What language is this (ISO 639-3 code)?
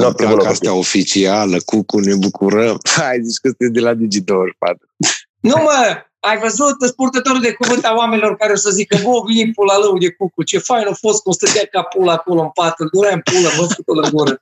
ron